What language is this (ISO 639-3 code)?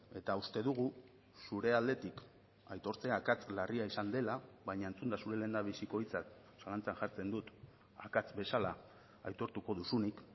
eus